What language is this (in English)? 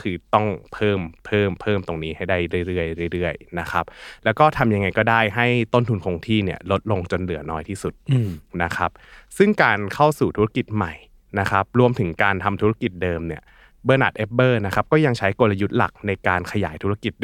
Thai